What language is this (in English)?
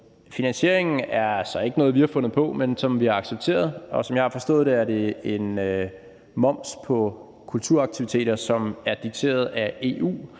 Danish